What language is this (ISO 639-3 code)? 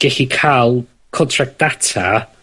cym